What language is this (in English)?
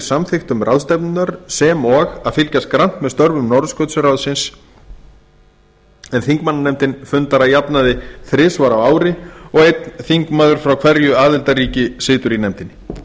Icelandic